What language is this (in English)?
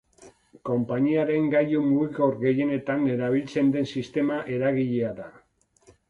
Basque